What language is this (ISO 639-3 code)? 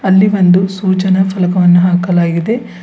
kan